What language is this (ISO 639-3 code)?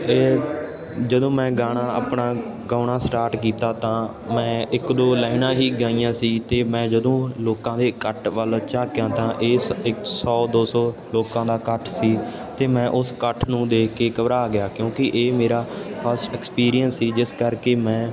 pan